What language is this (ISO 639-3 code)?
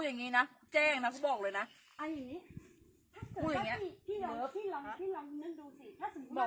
tha